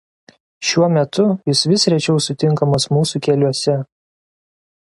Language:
Lithuanian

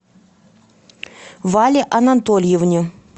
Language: Russian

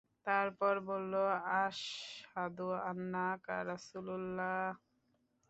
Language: Bangla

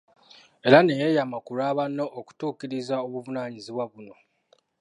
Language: Ganda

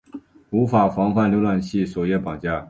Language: Chinese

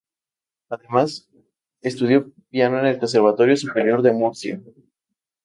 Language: Spanish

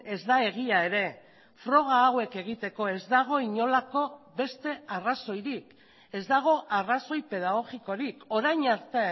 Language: Basque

